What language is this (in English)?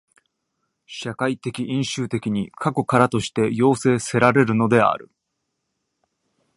Japanese